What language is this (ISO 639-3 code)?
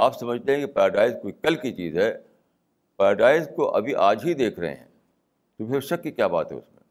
urd